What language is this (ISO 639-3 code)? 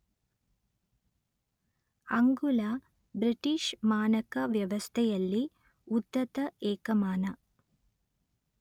kan